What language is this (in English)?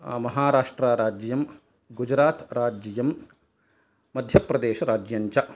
Sanskrit